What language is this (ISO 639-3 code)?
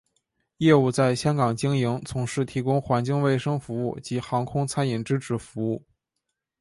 zho